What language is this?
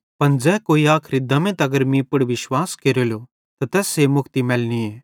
Bhadrawahi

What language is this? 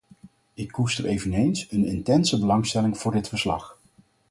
Dutch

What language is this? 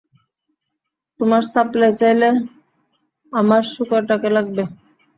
Bangla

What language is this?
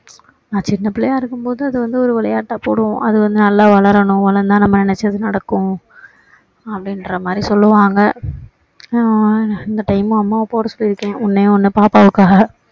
Tamil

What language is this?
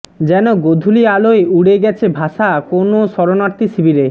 Bangla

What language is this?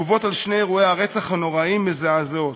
Hebrew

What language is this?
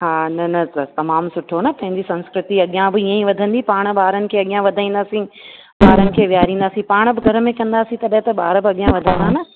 Sindhi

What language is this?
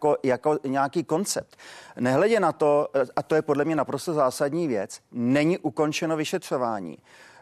Czech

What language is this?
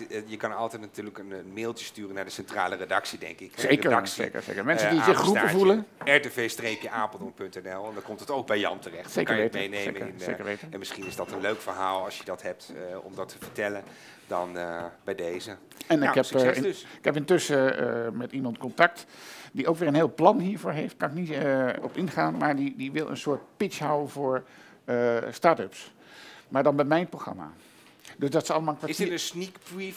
Dutch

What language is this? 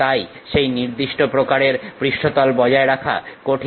Bangla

